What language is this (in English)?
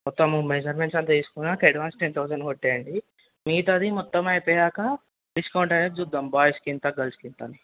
Telugu